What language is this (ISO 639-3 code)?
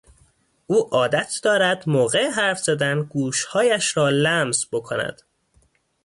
fas